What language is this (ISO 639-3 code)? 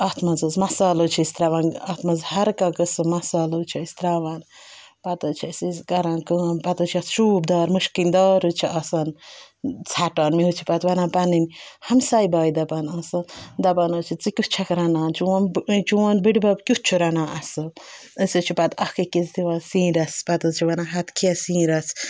kas